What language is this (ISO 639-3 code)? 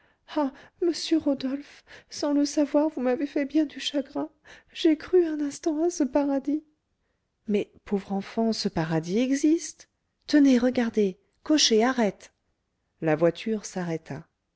fra